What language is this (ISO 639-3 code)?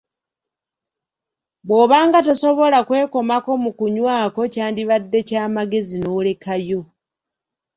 lug